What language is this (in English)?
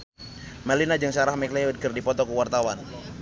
Sundanese